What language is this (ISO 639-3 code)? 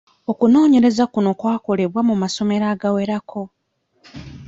lug